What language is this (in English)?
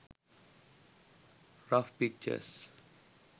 Sinhala